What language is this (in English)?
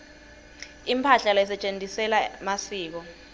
Swati